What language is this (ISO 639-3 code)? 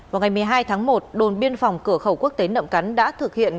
vie